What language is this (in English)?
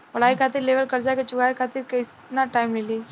Bhojpuri